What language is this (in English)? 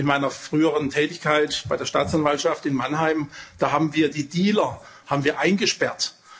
German